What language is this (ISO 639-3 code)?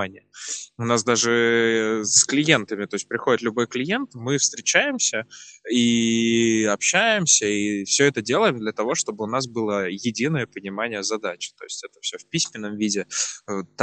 rus